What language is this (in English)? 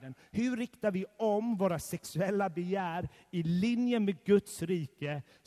Swedish